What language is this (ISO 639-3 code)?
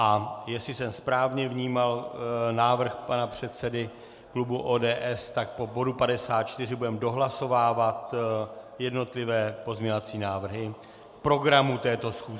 ces